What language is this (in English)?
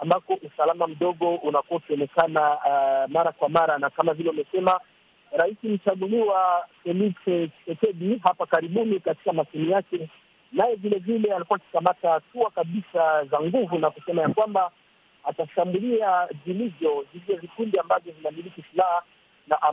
Swahili